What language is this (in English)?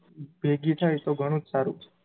Gujarati